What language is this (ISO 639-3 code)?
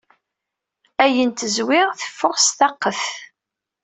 kab